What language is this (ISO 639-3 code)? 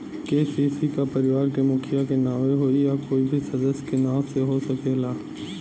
bho